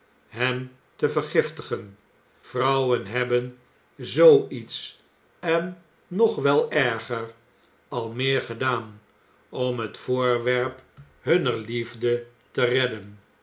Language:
Dutch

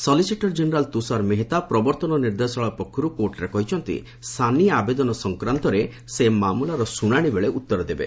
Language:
Odia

